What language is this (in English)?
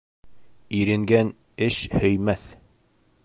Bashkir